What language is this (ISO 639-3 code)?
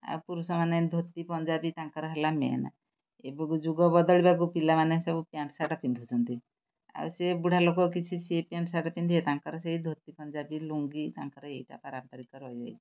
ori